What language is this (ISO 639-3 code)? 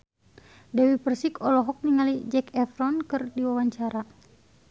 sun